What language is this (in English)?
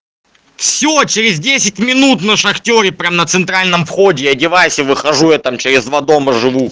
Russian